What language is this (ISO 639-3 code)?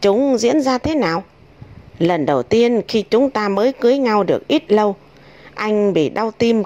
vie